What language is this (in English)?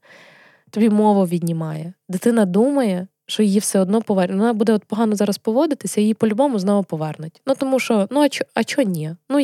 Ukrainian